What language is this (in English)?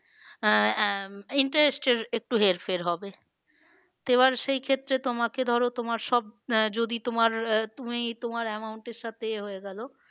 Bangla